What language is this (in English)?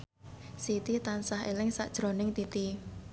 Javanese